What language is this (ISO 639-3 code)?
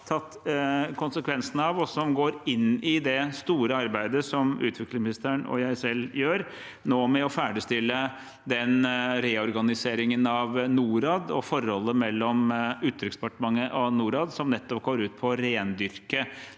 nor